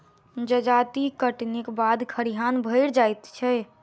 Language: Maithili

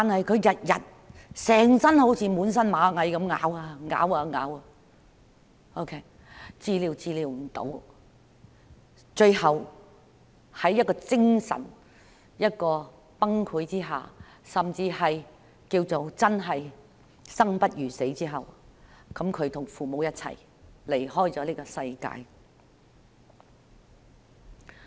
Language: Cantonese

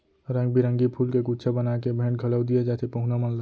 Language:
Chhattisgarhi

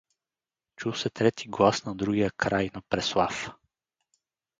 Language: Bulgarian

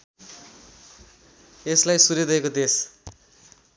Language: Nepali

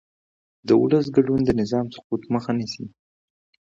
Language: Pashto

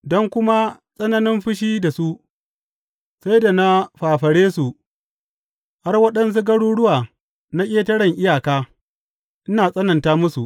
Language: Hausa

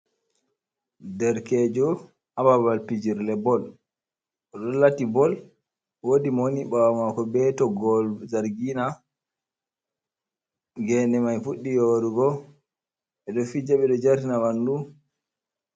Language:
Fula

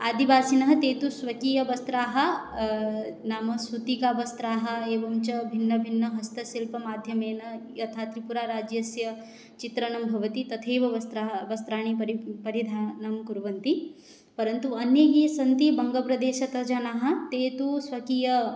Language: Sanskrit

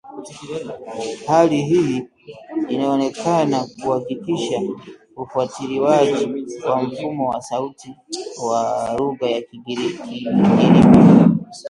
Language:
Swahili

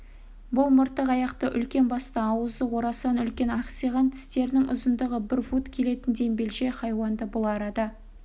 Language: Kazakh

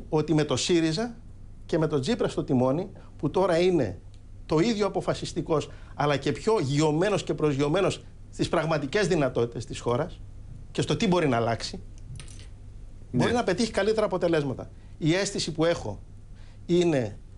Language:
Greek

